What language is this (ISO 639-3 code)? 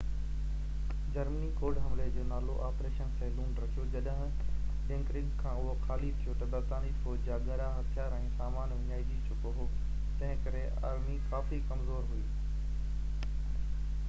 snd